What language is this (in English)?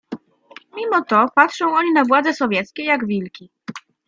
Polish